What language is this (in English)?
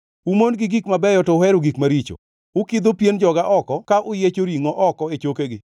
Luo (Kenya and Tanzania)